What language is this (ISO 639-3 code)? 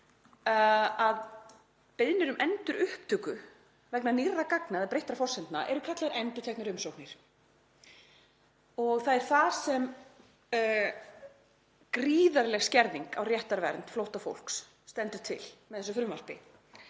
isl